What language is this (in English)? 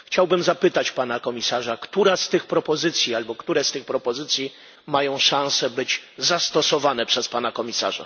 Polish